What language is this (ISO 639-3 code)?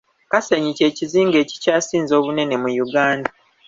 lug